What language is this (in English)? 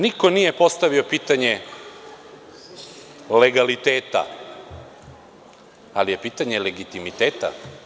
Serbian